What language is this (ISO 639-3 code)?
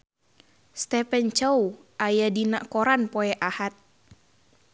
sun